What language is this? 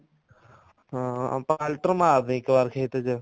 Punjabi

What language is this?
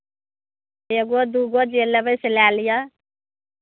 Maithili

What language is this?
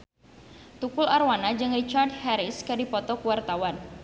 Sundanese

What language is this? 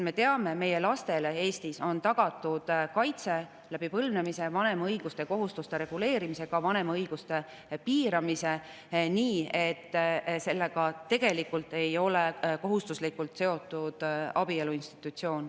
Estonian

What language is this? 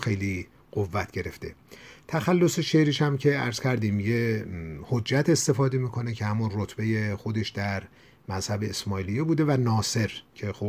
Persian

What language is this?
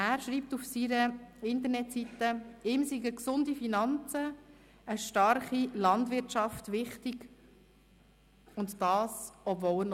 Swiss German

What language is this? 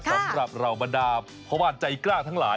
Thai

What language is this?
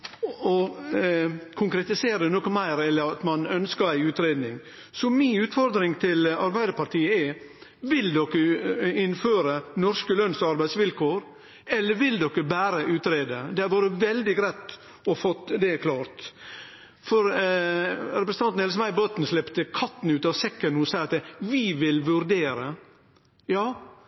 Norwegian Nynorsk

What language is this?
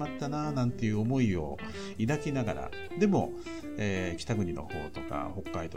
Japanese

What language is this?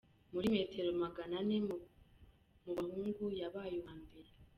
Kinyarwanda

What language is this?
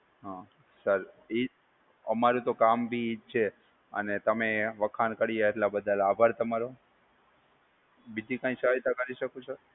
Gujarati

